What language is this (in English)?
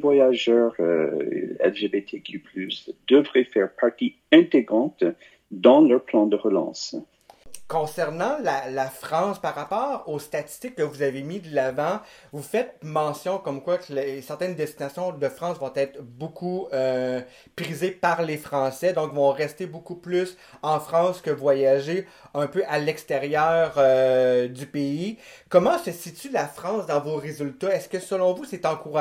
French